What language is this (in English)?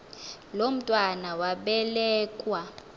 Xhosa